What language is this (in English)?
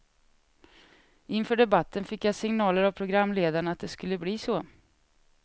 Swedish